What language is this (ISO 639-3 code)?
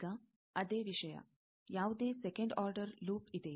kan